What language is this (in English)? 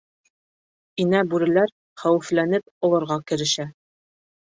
Bashkir